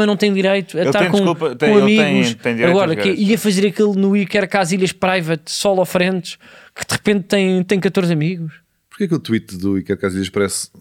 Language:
Portuguese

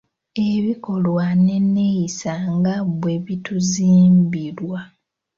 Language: Ganda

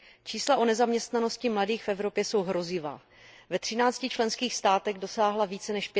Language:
Czech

